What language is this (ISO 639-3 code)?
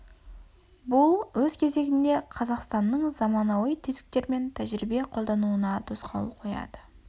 kaz